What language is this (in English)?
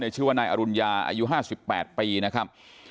Thai